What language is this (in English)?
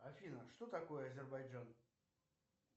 Russian